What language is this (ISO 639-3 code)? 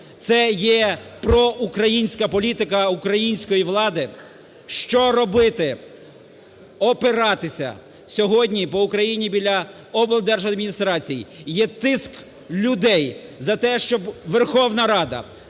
ukr